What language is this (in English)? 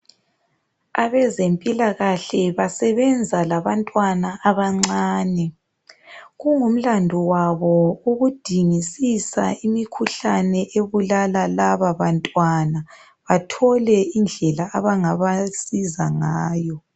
North Ndebele